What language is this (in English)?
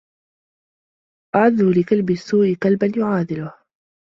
Arabic